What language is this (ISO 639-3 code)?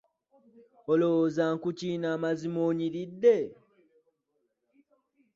lug